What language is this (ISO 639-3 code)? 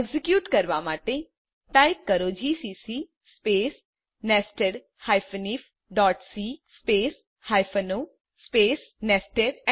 guj